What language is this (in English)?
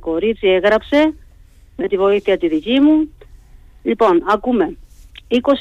Greek